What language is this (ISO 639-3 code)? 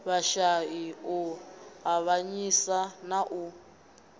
ven